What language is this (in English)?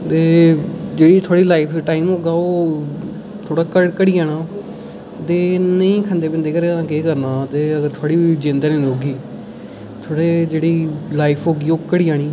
Dogri